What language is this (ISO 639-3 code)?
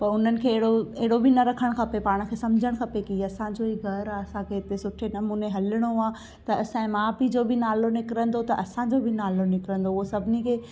snd